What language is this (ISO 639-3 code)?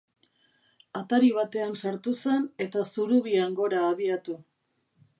eus